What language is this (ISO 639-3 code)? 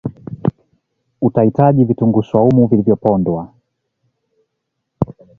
swa